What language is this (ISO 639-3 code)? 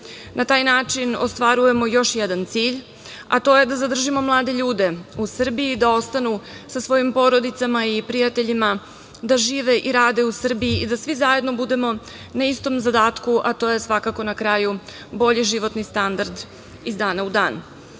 srp